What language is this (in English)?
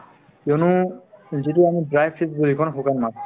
Assamese